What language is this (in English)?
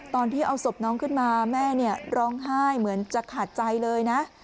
Thai